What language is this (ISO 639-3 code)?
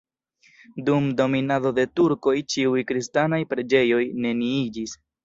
epo